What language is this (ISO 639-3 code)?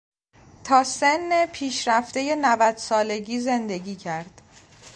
fas